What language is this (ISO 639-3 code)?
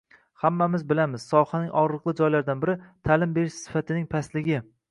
uzb